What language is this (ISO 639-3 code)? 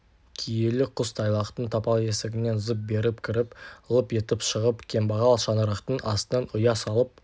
kaz